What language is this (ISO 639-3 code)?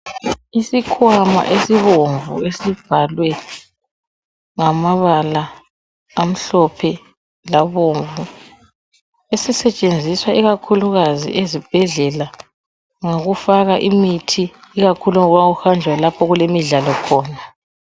nde